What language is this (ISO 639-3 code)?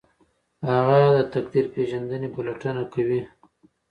pus